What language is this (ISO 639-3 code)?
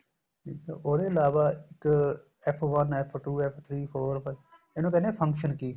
pan